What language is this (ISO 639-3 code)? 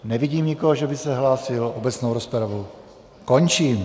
ces